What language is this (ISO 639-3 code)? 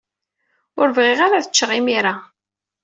kab